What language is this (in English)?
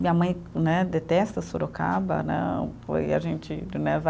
Portuguese